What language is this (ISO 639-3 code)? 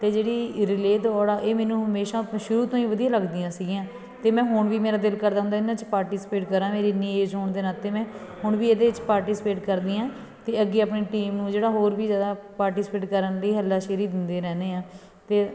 pan